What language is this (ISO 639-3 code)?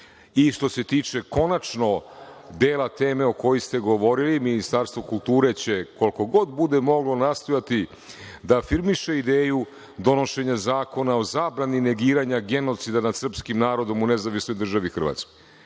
srp